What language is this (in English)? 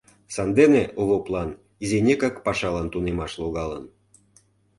Mari